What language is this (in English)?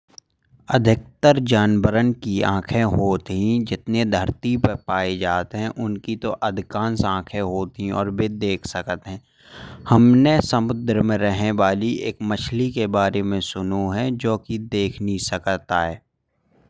Bundeli